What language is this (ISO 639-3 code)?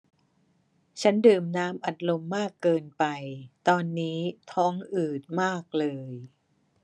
tha